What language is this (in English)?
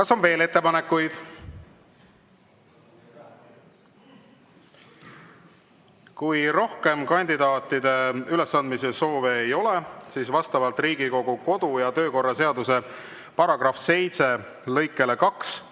Estonian